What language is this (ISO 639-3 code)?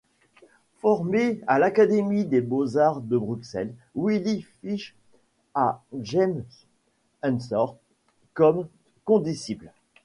fra